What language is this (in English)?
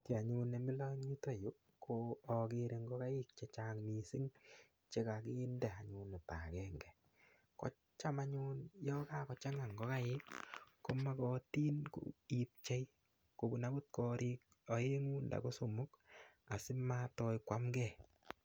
Kalenjin